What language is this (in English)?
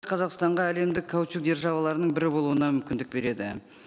Kazakh